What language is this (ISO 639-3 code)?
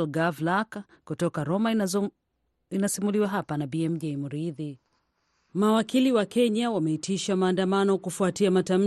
swa